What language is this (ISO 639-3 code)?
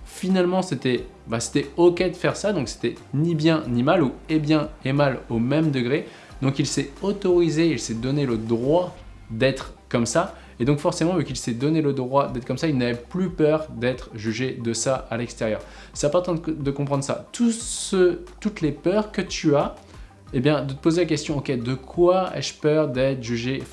fra